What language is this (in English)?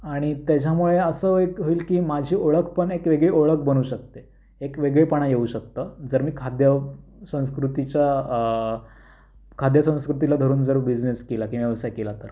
Marathi